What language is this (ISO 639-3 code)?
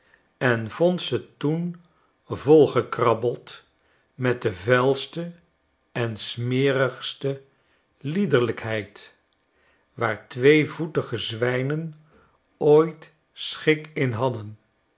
nld